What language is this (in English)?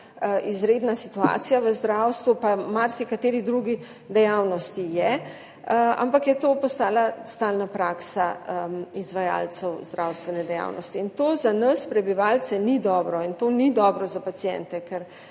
Slovenian